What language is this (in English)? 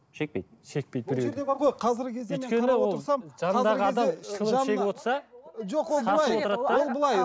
Kazakh